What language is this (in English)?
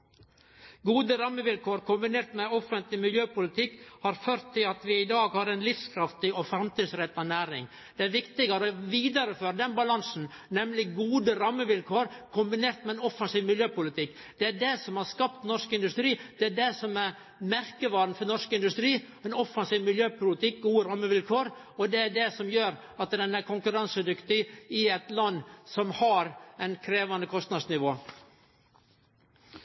Norwegian Nynorsk